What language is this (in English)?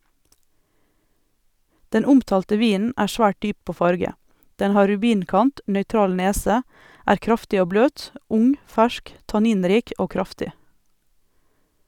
Norwegian